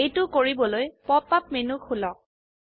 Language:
Assamese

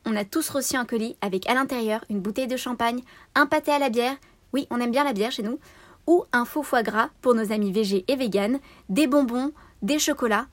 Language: French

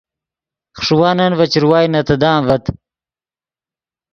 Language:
Yidgha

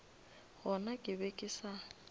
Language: Northern Sotho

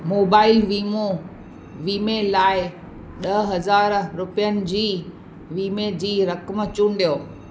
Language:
Sindhi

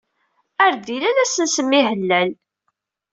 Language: Kabyle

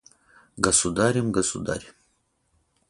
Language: Russian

